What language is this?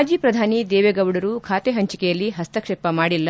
Kannada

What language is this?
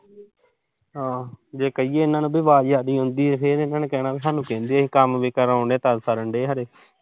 Punjabi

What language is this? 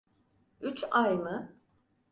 Turkish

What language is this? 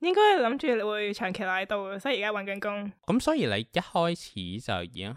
Chinese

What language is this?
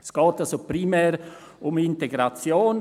Swiss German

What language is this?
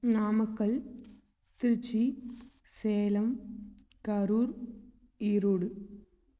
Tamil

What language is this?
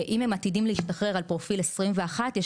Hebrew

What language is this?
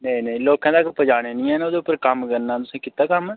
Dogri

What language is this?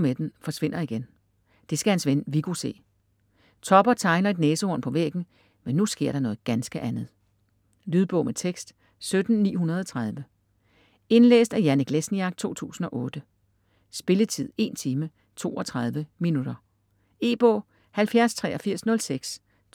Danish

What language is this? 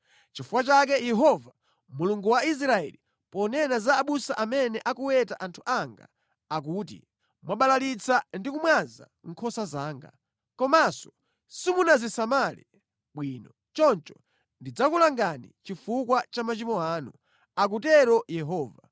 Nyanja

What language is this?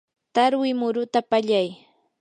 Yanahuanca Pasco Quechua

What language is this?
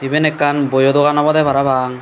Chakma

